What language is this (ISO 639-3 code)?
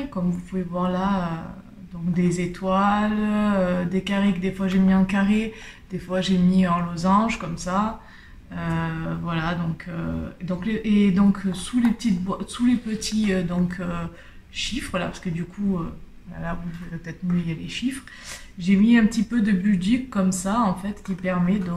fra